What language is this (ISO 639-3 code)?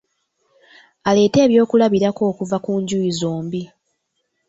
lug